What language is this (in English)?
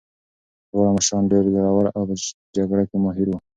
Pashto